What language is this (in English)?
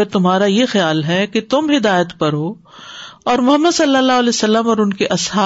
Urdu